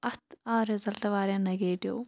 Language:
Kashmiri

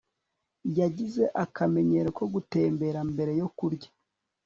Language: Kinyarwanda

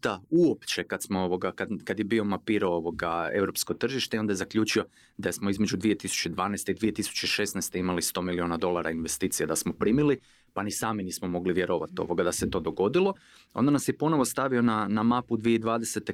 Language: Croatian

